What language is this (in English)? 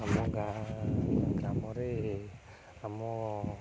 Odia